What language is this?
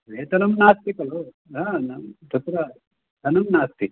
Sanskrit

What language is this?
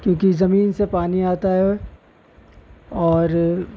Urdu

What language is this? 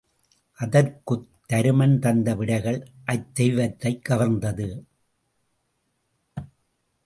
Tamil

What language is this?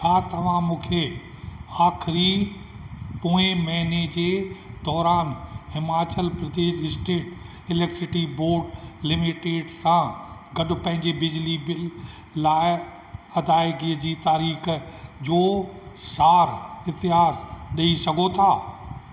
Sindhi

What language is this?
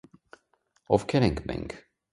Armenian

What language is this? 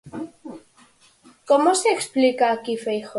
Galician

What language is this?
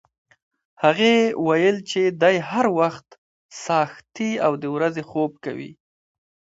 Pashto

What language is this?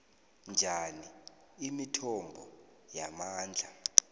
South Ndebele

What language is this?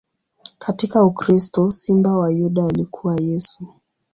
Swahili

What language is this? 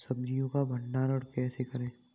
Hindi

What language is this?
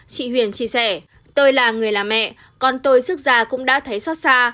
Vietnamese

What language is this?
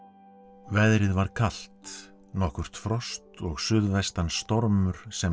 Icelandic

